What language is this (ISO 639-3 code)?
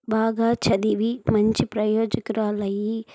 tel